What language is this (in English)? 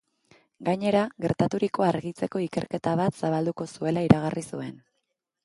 Basque